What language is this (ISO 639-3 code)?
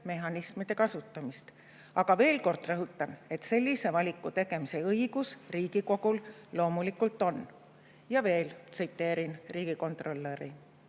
est